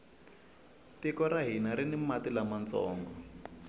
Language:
Tsonga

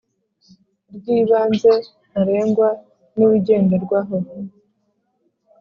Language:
Kinyarwanda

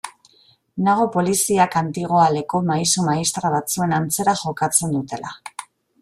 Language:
Basque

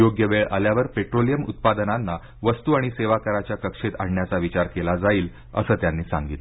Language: Marathi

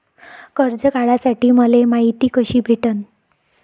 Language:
Marathi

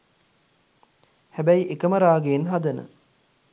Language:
Sinhala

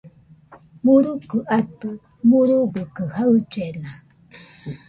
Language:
Nüpode Huitoto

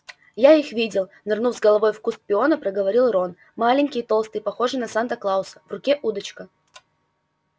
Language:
Russian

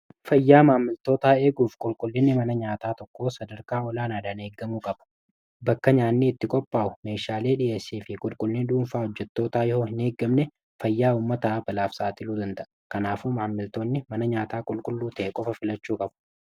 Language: Oromo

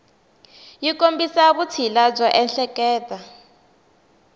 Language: Tsonga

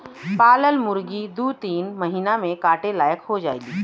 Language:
Bhojpuri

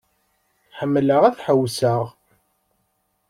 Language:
Kabyle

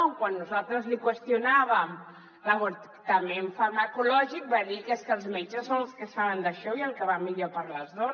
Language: Catalan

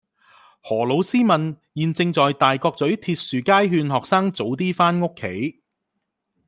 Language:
Cantonese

